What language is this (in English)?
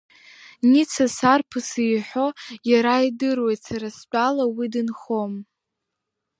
Abkhazian